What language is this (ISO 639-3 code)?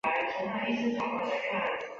zho